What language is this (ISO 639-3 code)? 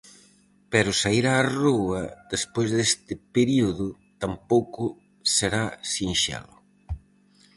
glg